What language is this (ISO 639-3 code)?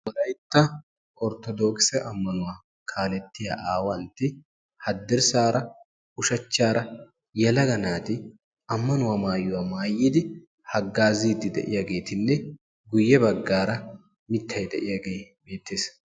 wal